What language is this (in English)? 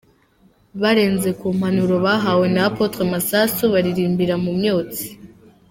Kinyarwanda